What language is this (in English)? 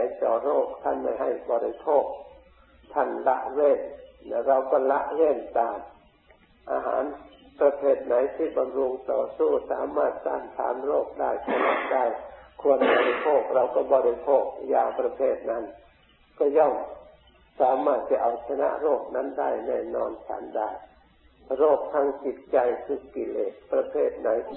Thai